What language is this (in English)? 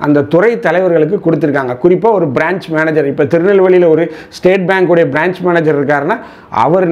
Tamil